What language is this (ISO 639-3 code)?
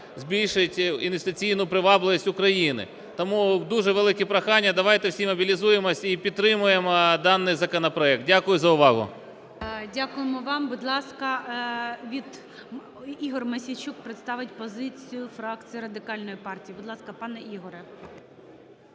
ukr